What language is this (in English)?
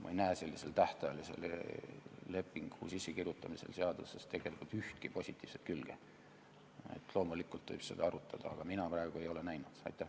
Estonian